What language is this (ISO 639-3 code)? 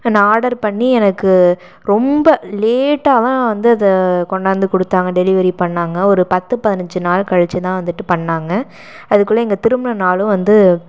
tam